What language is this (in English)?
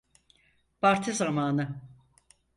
Turkish